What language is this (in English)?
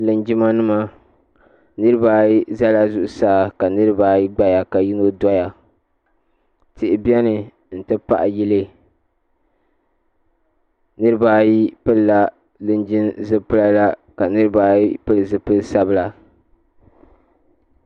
Dagbani